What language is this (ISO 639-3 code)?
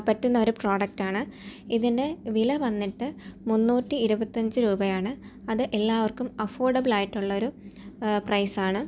mal